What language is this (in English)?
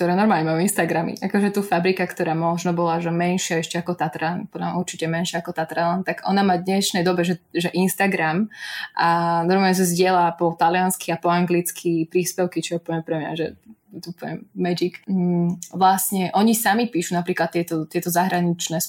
Slovak